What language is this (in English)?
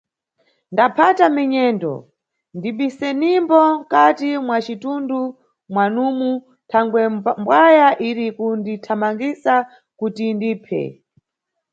Nyungwe